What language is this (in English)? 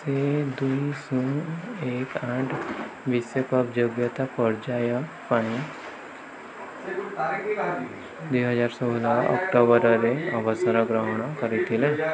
Odia